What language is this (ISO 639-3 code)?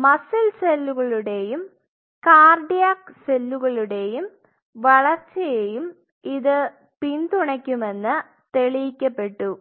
mal